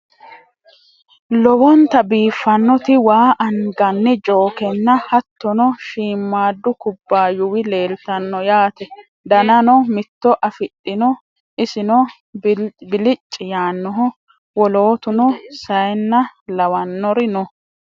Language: Sidamo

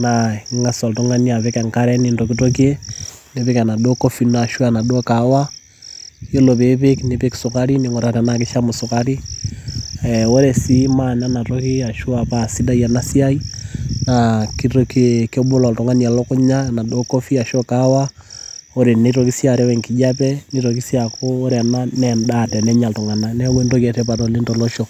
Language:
Masai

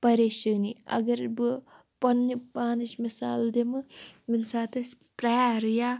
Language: Kashmiri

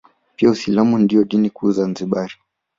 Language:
Swahili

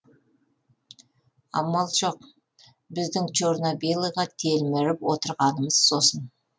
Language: Kazakh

